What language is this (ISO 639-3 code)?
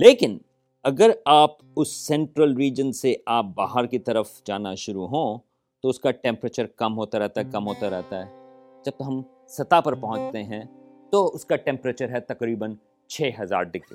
urd